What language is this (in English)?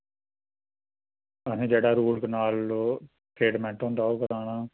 Dogri